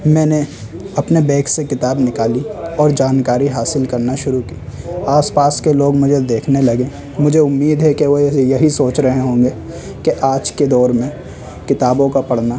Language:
Urdu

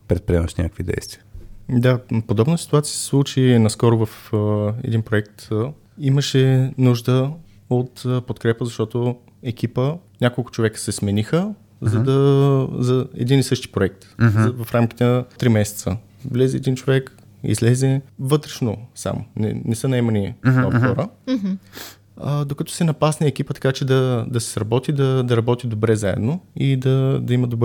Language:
Bulgarian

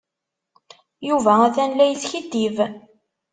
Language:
Kabyle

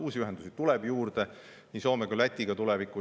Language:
Estonian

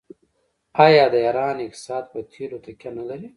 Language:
Pashto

